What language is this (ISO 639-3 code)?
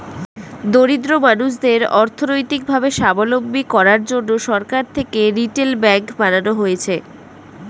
ben